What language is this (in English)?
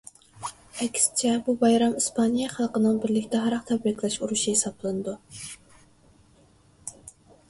Uyghur